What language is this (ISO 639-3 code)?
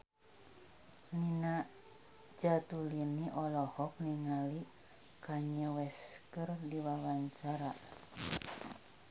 sun